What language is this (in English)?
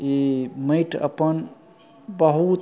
Maithili